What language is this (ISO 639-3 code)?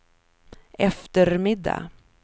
swe